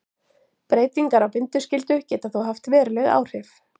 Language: Icelandic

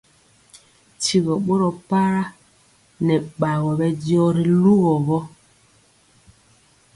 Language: Mpiemo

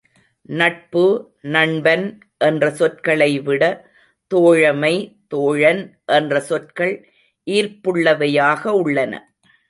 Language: Tamil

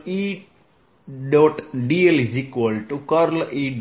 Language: Gujarati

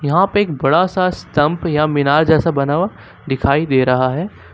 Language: Hindi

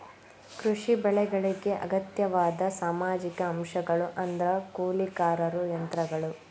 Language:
Kannada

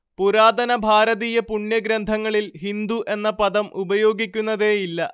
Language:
Malayalam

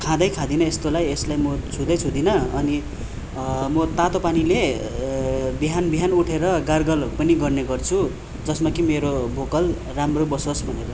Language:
Nepali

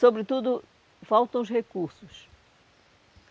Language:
Portuguese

